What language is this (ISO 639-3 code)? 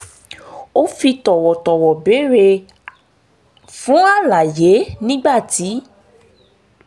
yor